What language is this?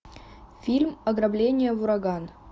Russian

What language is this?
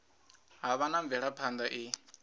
Venda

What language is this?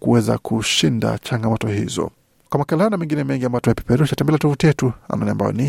Swahili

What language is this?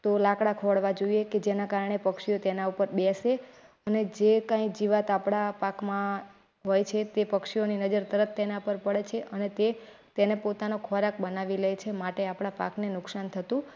Gujarati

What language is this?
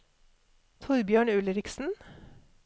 Norwegian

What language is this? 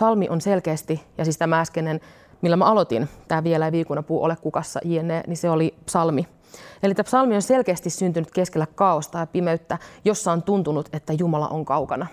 Finnish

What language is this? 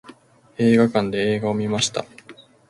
Japanese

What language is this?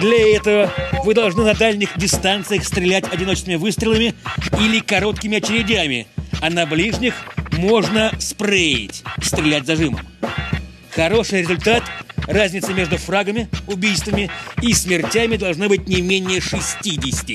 Russian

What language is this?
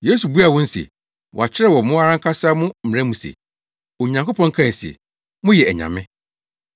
Akan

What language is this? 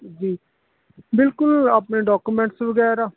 Punjabi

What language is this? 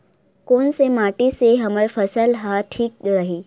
Chhattisgarhi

